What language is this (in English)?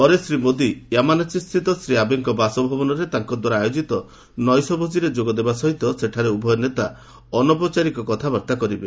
Odia